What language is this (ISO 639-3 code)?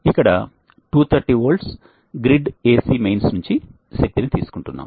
tel